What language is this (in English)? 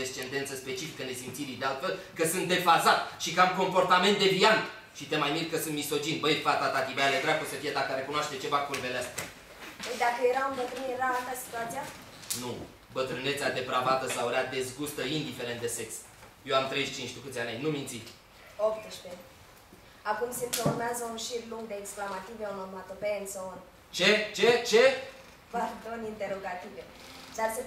Romanian